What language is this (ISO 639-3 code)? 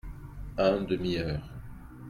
fra